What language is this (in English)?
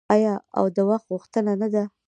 Pashto